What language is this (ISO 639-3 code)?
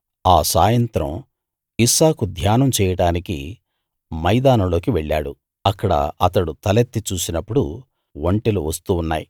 tel